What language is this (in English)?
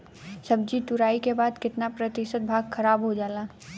Bhojpuri